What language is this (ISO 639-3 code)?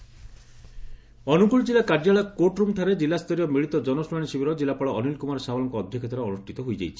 ori